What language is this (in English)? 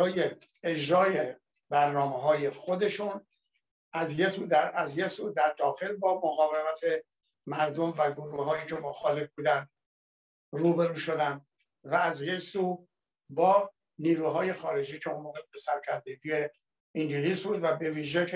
Persian